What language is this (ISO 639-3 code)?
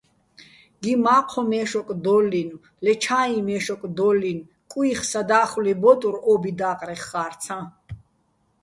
bbl